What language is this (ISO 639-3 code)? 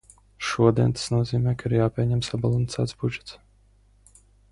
lav